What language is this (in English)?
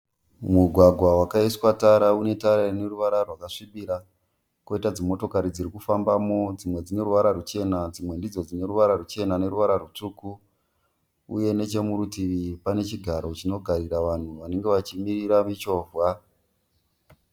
Shona